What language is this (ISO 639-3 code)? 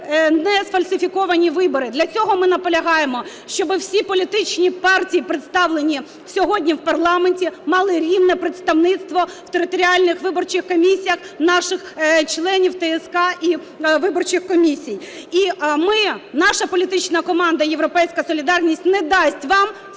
ukr